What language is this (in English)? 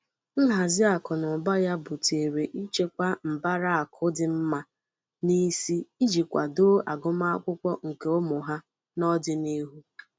Igbo